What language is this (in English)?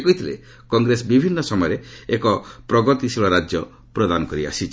Odia